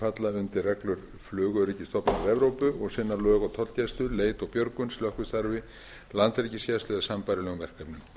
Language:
Icelandic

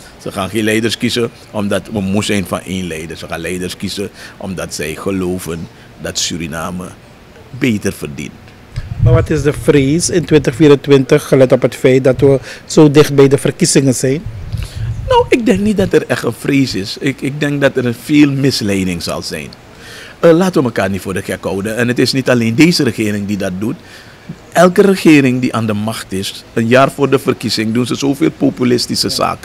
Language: Dutch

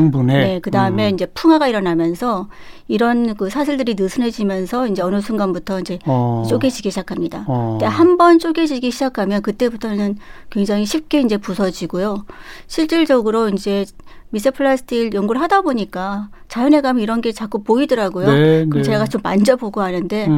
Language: Korean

